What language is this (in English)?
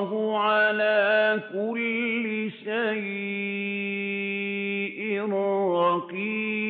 Arabic